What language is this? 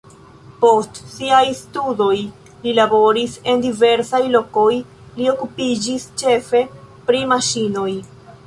Esperanto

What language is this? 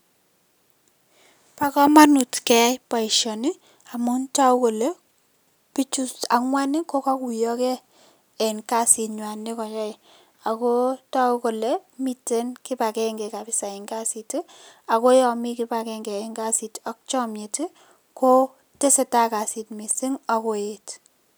Kalenjin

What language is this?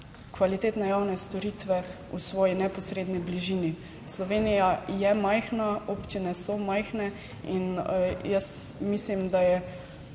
Slovenian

